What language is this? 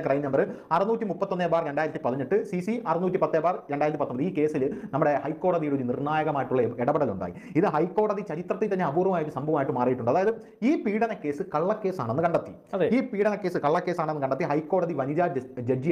Malayalam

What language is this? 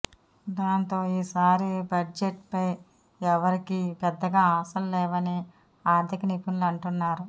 Telugu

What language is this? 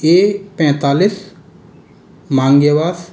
Hindi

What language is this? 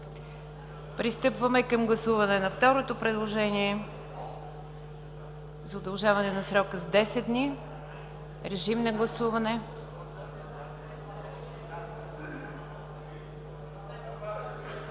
Bulgarian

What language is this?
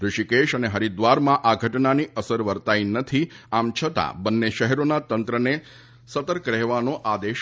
Gujarati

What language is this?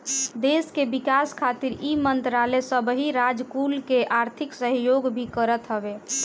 Bhojpuri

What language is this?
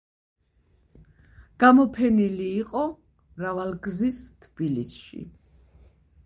Georgian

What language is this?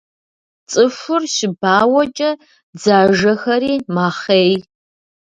Kabardian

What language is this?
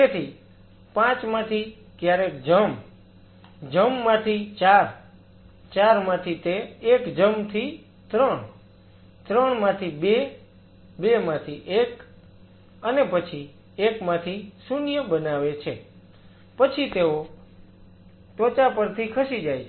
Gujarati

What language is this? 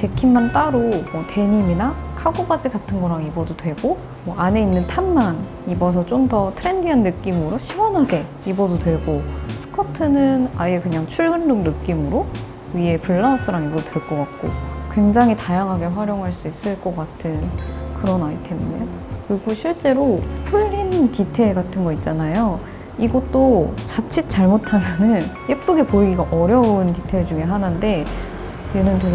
Korean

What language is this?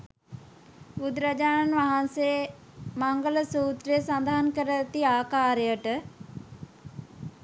Sinhala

